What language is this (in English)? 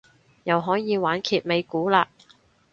Cantonese